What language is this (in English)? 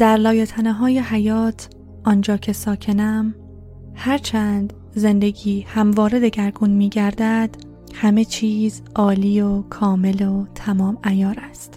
Persian